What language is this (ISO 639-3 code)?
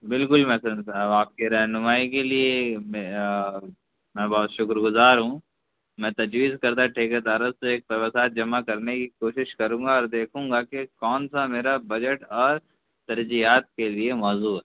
urd